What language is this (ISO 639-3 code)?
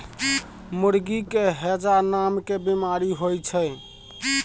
mai